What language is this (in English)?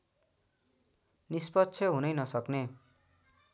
Nepali